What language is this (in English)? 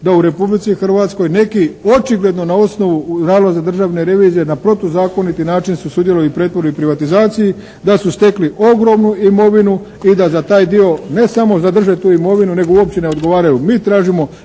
Croatian